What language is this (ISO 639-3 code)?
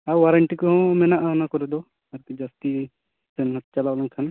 sat